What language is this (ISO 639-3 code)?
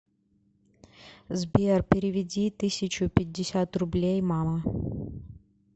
rus